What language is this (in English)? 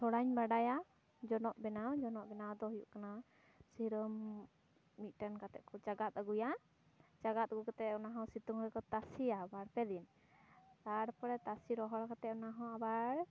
Santali